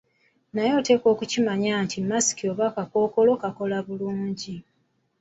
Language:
Ganda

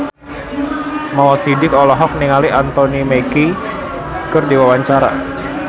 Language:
Sundanese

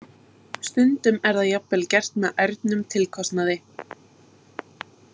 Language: Icelandic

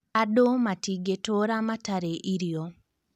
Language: Kikuyu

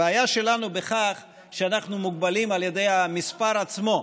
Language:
Hebrew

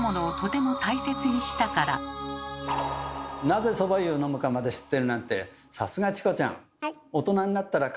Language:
Japanese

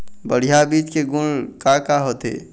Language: Chhattisgarhi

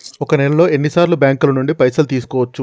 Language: Telugu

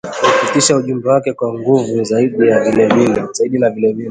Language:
Swahili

